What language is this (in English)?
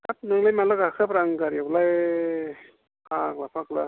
Bodo